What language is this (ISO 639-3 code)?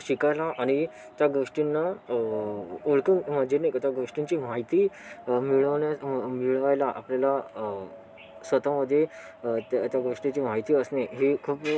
mar